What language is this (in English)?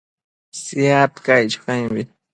Matsés